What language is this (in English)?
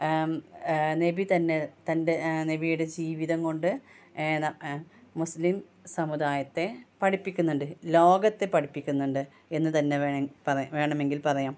Malayalam